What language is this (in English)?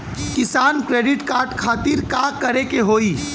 Bhojpuri